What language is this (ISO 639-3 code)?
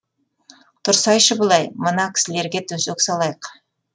kaz